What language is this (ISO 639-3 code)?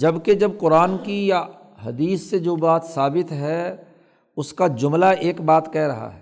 urd